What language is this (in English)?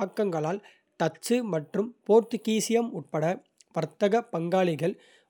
Kota (India)